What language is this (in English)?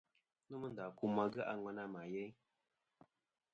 Kom